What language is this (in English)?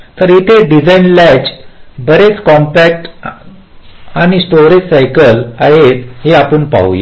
Marathi